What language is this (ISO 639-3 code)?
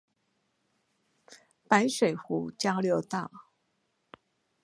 zho